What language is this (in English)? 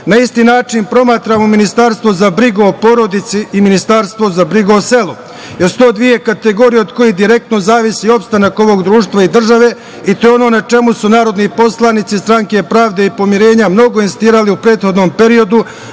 Serbian